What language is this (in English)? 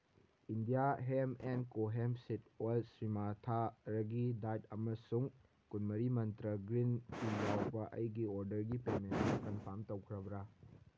Manipuri